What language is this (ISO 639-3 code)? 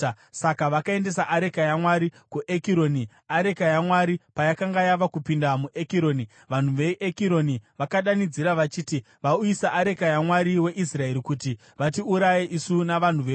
sna